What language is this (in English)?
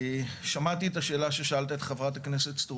Hebrew